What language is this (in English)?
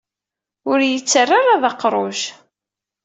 Kabyle